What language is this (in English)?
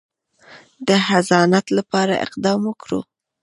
Pashto